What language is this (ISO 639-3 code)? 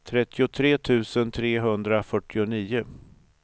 swe